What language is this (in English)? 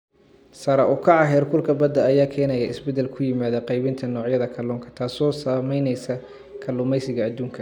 Somali